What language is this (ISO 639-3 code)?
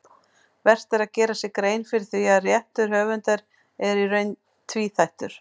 isl